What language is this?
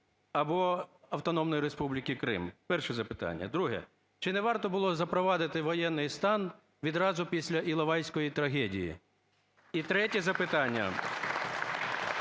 Ukrainian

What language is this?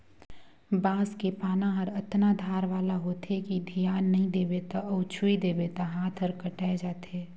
Chhattisgarhi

